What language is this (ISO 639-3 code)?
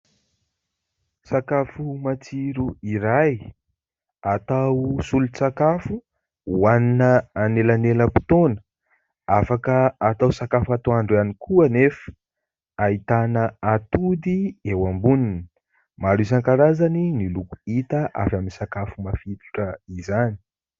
mlg